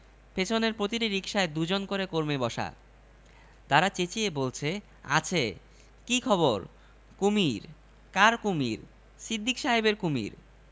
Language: Bangla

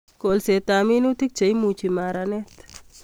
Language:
Kalenjin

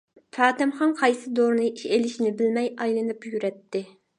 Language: Uyghur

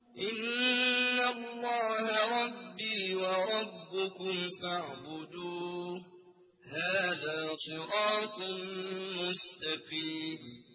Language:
Arabic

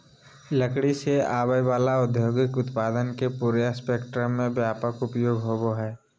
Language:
Magahi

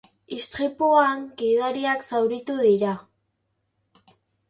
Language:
Basque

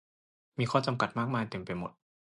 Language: Thai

